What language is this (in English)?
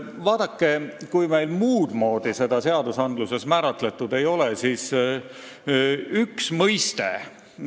Estonian